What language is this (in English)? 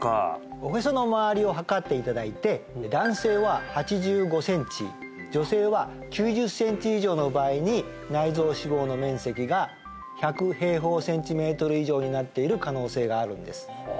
Japanese